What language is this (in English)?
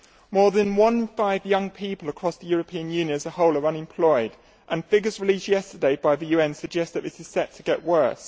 English